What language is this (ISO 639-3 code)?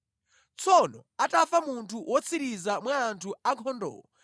nya